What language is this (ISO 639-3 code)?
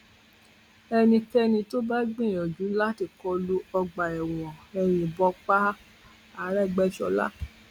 yor